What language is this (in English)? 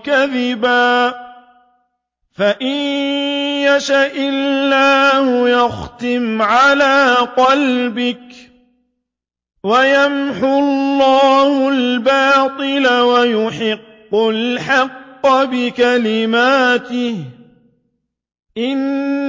Arabic